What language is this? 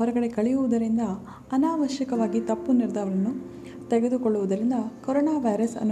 Kannada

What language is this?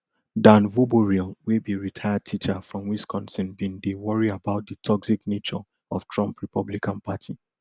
Nigerian Pidgin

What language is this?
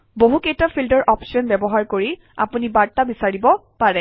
Assamese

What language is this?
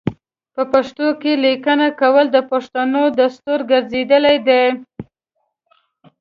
Pashto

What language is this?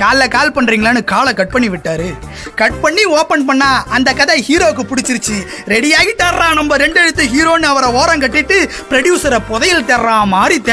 Tamil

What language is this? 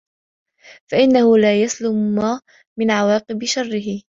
Arabic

